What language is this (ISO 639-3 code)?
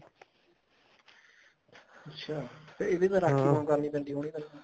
pan